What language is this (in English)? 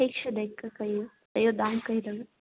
Maithili